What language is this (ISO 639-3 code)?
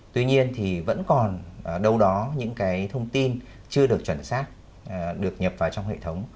vie